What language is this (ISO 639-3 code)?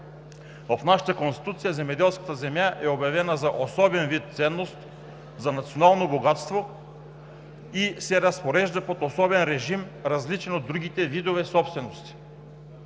bul